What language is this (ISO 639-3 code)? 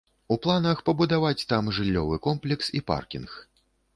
bel